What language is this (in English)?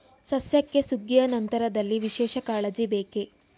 Kannada